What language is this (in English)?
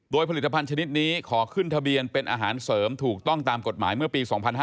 Thai